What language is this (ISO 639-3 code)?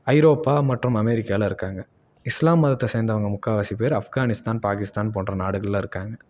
tam